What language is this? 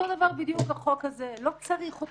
Hebrew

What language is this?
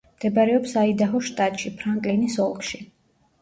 Georgian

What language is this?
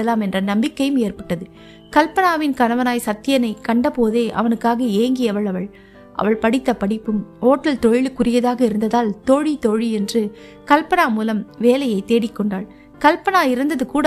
Tamil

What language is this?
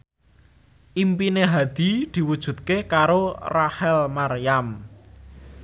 Javanese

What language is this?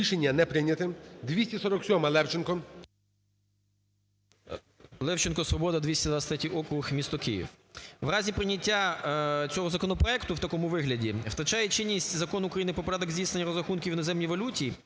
Ukrainian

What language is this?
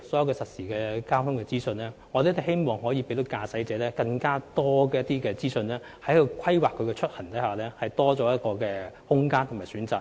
Cantonese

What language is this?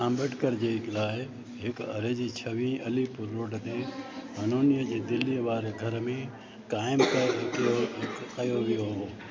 Sindhi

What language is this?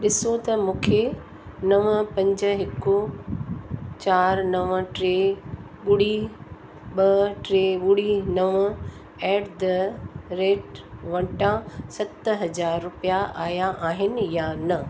Sindhi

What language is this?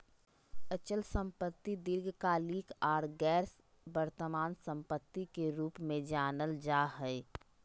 Magahi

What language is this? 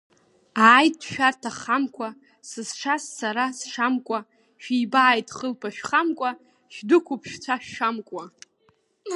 Abkhazian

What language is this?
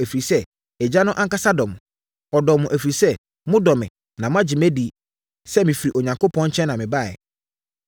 Akan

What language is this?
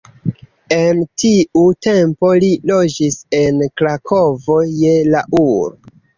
Esperanto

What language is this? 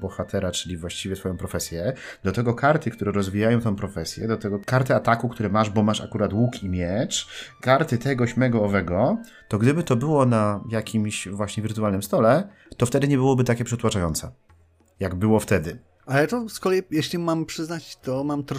Polish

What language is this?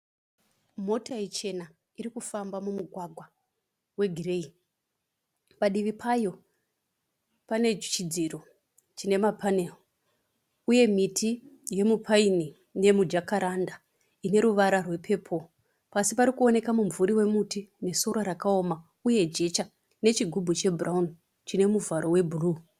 Shona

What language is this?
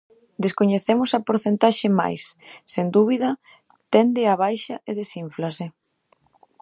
Galician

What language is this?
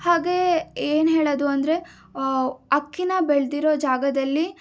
Kannada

